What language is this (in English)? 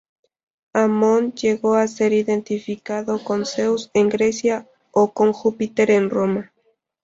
Spanish